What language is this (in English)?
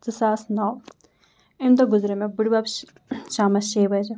Kashmiri